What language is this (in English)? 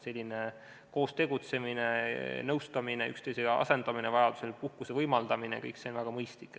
Estonian